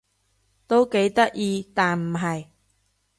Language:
Cantonese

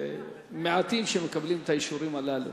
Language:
Hebrew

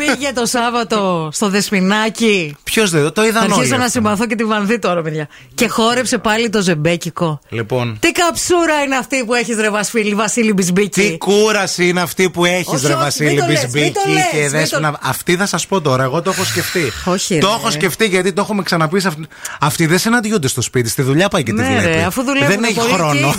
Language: Greek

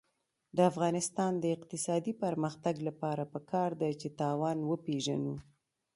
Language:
Pashto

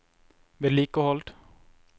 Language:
Norwegian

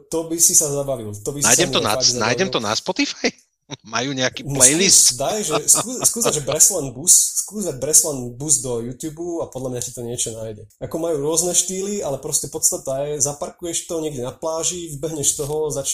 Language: Slovak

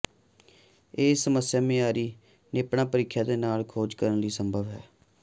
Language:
Punjabi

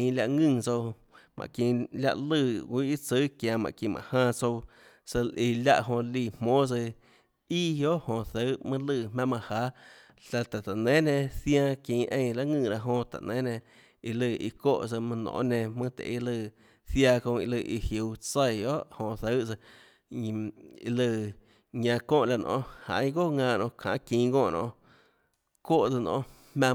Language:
Tlacoatzintepec Chinantec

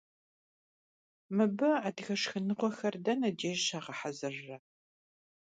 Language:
Kabardian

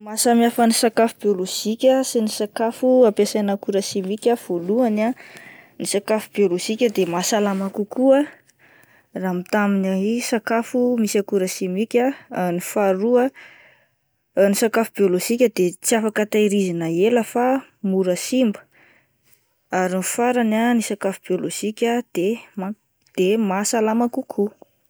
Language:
Malagasy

